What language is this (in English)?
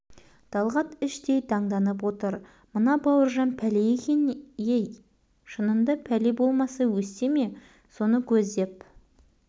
Kazakh